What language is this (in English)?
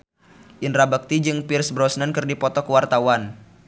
Sundanese